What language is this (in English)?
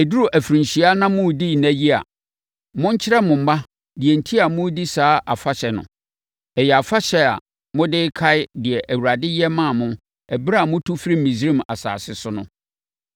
Akan